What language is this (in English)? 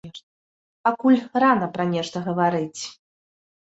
Belarusian